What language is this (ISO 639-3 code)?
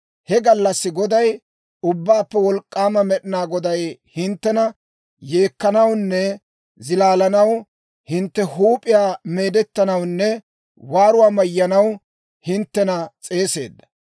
dwr